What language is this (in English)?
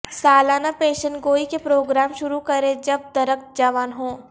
Urdu